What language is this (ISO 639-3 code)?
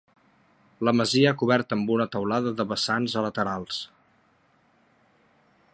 cat